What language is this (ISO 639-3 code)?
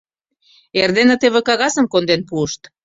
chm